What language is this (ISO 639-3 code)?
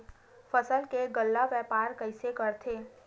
hne